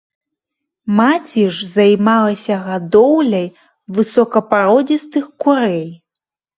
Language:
Belarusian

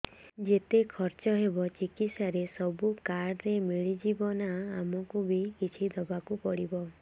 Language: Odia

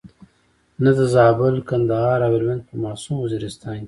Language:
Pashto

